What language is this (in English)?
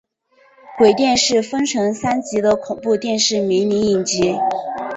Chinese